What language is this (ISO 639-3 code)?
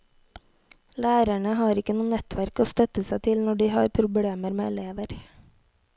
nor